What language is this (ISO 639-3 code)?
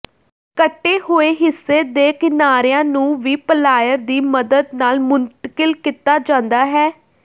pan